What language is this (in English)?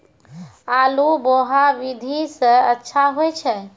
Maithili